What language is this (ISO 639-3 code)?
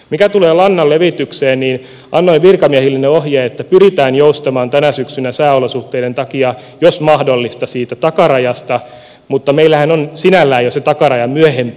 fin